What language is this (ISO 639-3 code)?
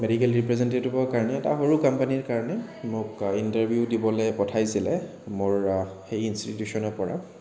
asm